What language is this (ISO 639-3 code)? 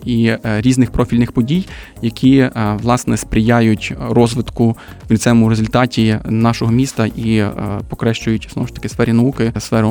ukr